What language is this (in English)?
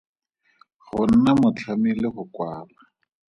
Tswana